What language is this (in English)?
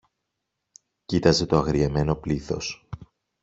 Greek